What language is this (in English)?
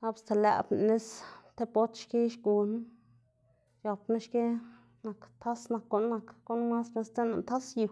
Xanaguía Zapotec